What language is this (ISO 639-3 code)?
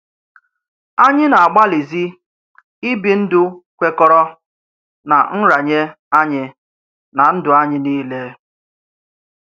ibo